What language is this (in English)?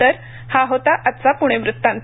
Marathi